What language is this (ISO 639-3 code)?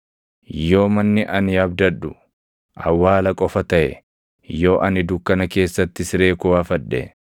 orm